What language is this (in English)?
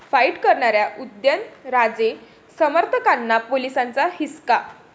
Marathi